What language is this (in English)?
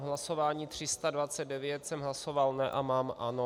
Czech